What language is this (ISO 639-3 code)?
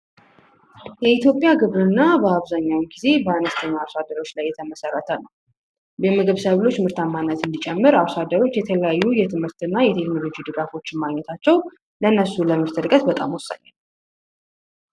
amh